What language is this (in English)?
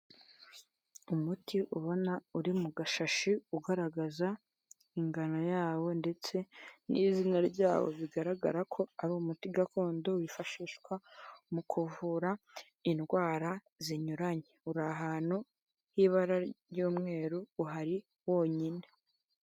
Kinyarwanda